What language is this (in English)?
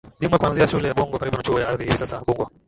Swahili